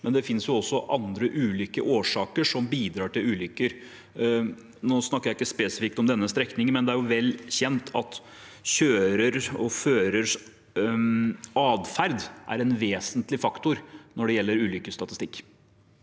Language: Norwegian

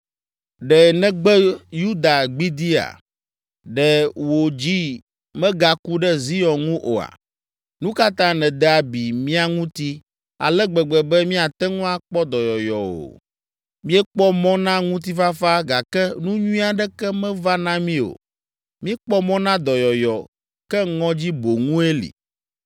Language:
Ewe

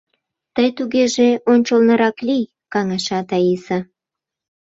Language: Mari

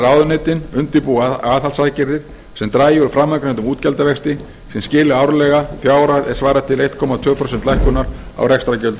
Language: Icelandic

